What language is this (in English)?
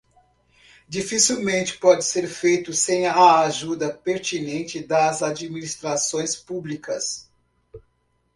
Portuguese